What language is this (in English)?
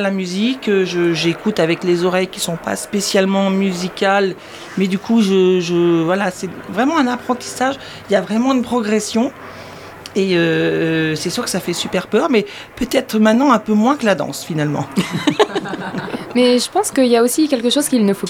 French